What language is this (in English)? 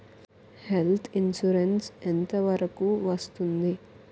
Telugu